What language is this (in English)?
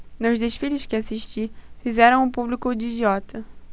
Portuguese